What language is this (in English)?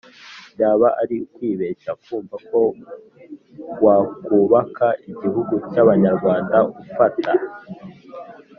Kinyarwanda